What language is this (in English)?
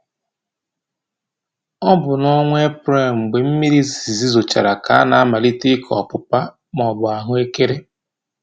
Igbo